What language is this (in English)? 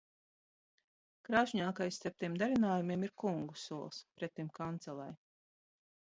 Latvian